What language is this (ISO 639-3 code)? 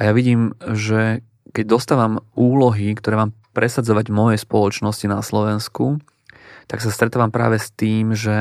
slk